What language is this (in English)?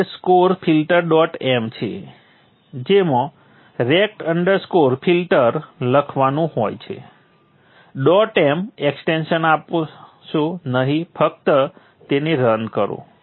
Gujarati